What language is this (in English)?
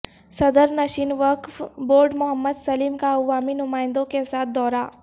Urdu